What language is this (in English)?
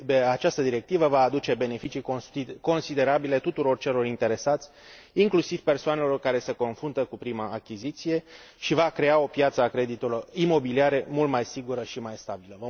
Romanian